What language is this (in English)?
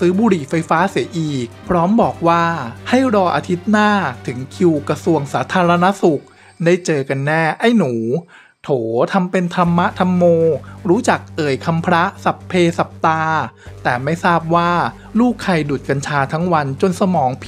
Thai